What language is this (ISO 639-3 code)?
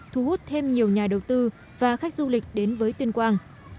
vie